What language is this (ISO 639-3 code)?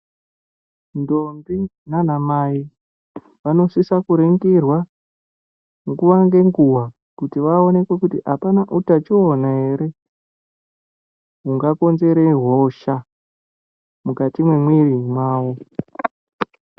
ndc